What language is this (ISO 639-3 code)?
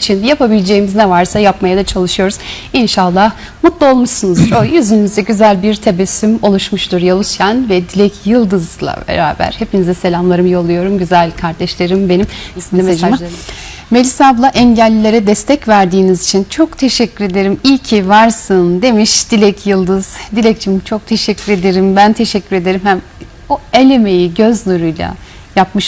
tur